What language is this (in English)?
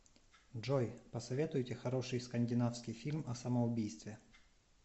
Russian